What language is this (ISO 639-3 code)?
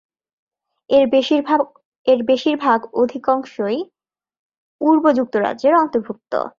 ben